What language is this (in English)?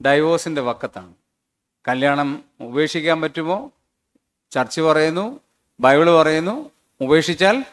Malayalam